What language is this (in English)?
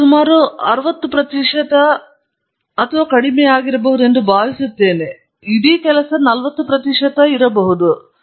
Kannada